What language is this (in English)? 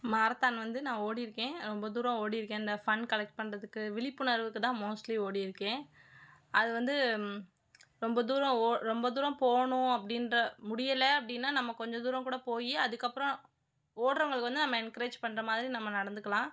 Tamil